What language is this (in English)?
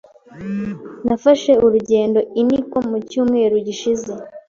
Kinyarwanda